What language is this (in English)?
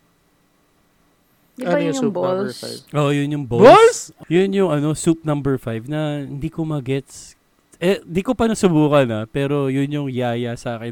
Filipino